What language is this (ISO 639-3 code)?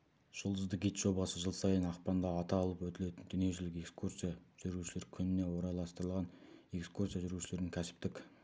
kaz